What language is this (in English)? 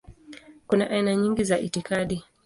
Swahili